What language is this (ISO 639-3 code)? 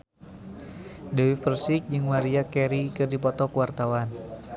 sun